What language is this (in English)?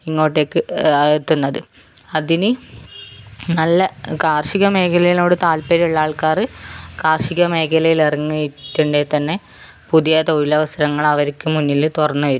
Malayalam